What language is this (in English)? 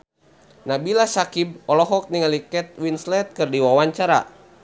Sundanese